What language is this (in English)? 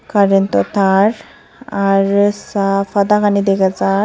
Chakma